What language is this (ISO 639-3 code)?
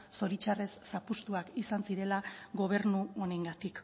eus